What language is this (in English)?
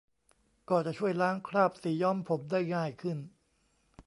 Thai